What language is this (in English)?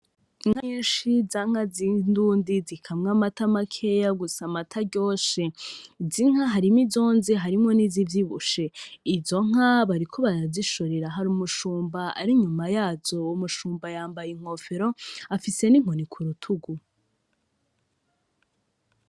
Rundi